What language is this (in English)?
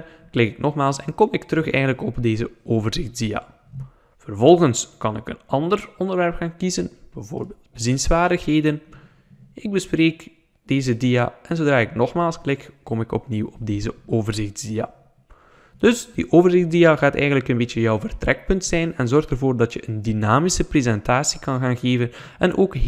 Dutch